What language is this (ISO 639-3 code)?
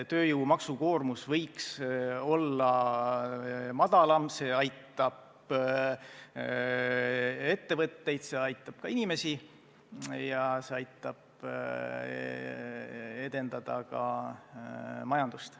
est